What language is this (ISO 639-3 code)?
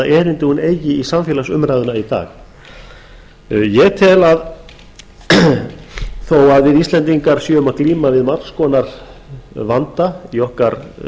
isl